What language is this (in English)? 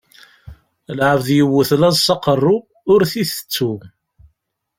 Kabyle